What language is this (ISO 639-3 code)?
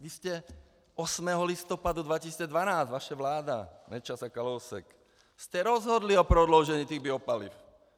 ces